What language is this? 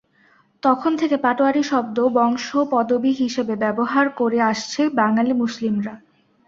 Bangla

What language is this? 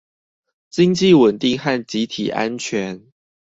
Chinese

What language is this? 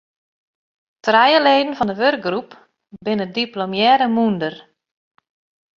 Western Frisian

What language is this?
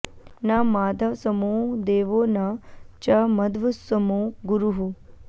Sanskrit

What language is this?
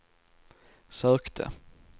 Swedish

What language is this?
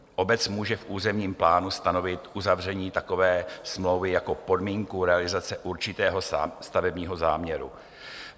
Czech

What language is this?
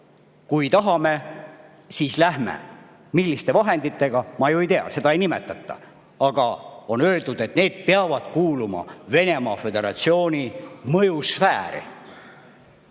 Estonian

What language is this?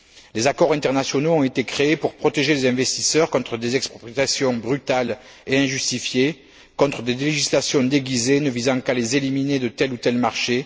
French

